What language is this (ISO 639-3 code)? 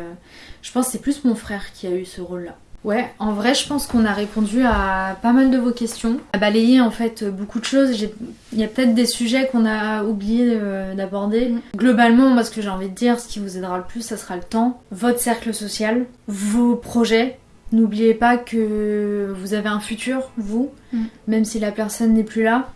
fra